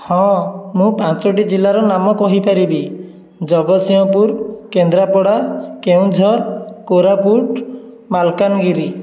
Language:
Odia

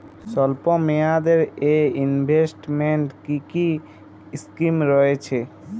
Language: Bangla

